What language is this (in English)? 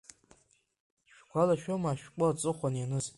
Abkhazian